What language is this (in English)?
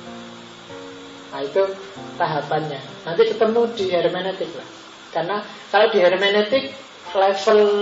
Indonesian